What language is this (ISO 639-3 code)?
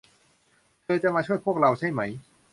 tha